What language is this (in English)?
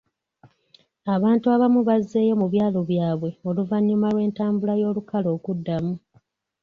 Ganda